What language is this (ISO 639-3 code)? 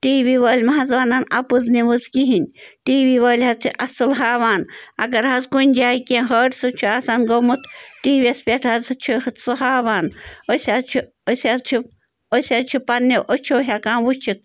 kas